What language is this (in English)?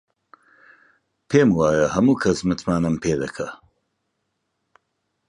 Central Kurdish